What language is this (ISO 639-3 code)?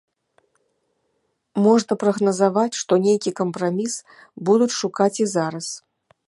bel